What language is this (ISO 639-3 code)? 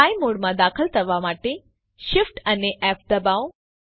guj